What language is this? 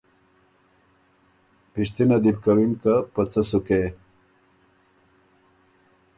Ormuri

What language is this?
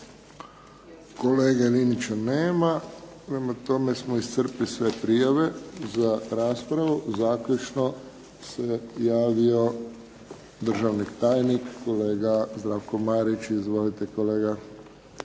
Croatian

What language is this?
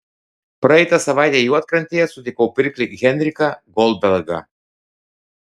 Lithuanian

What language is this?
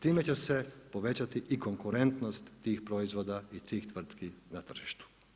Croatian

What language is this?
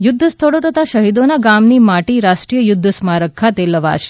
Gujarati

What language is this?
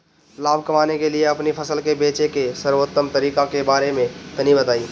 Bhojpuri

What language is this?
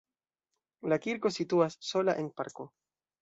Esperanto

